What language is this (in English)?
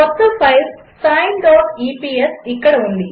Telugu